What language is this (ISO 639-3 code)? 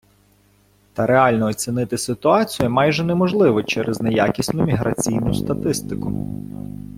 ukr